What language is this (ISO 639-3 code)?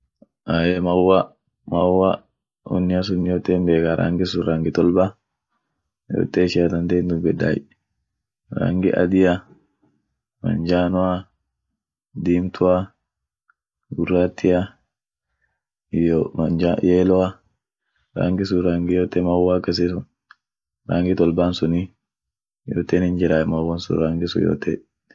orc